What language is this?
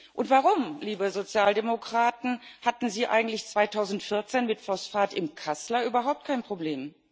German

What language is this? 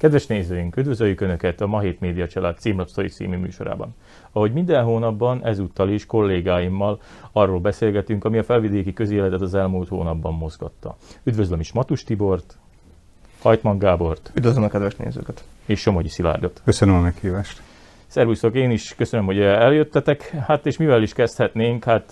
Hungarian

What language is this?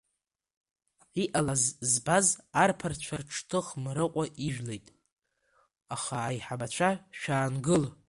Abkhazian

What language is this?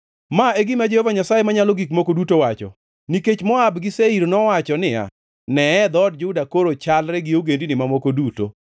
Luo (Kenya and Tanzania)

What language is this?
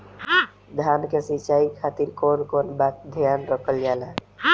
Bhojpuri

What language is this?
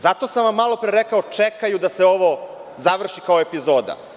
Serbian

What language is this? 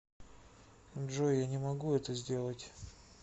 Russian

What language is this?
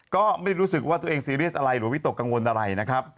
Thai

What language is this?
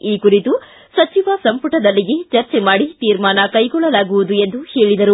Kannada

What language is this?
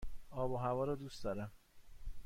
Persian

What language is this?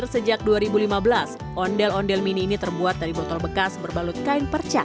Indonesian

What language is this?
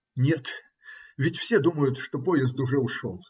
Russian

